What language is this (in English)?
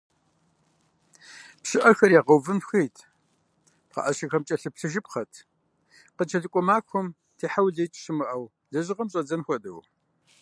Kabardian